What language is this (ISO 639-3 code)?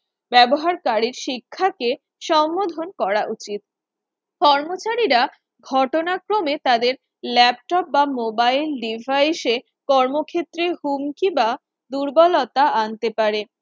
ben